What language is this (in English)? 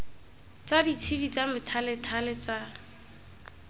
Tswana